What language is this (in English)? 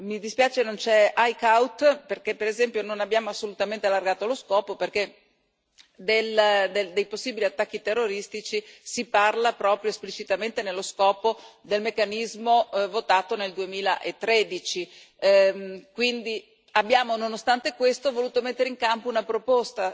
Italian